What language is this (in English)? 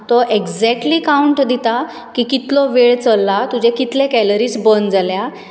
Konkani